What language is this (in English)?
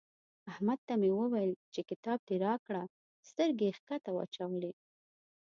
Pashto